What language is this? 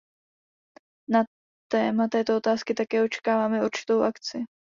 Czech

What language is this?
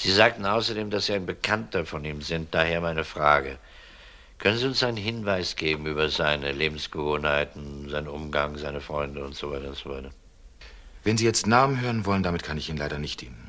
German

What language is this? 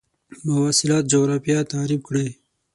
Pashto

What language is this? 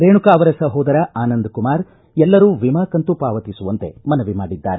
Kannada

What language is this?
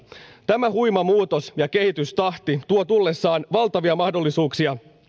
Finnish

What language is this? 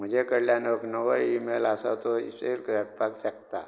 Konkani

